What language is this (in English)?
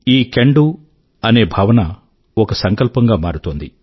Telugu